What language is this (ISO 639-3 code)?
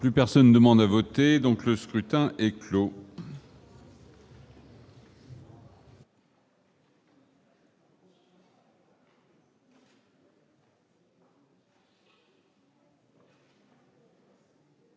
fra